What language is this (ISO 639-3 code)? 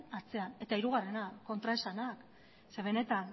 eus